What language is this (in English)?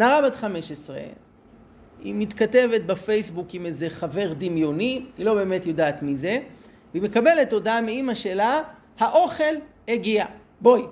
Hebrew